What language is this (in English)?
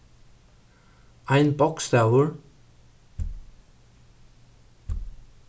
Faroese